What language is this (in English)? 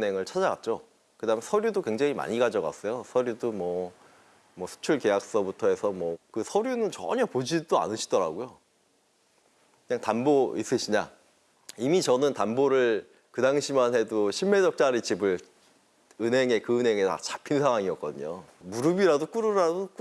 Korean